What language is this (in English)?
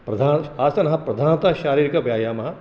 Sanskrit